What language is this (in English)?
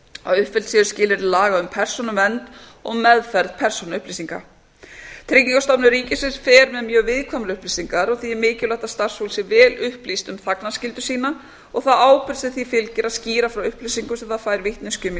Icelandic